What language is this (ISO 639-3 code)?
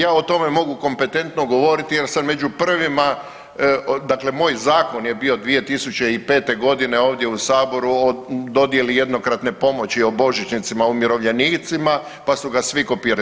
hrv